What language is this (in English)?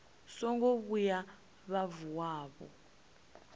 Venda